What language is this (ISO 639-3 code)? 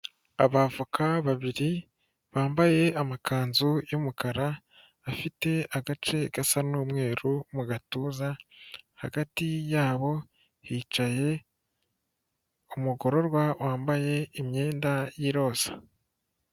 kin